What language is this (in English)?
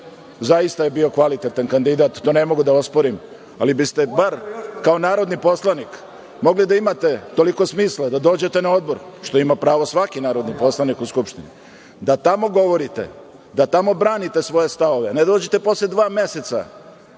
Serbian